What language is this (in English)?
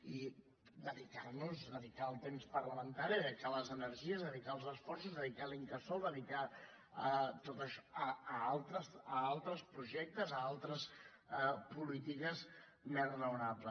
Catalan